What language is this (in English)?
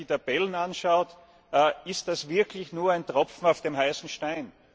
German